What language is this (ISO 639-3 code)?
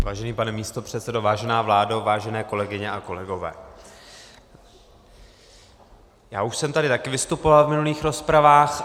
ces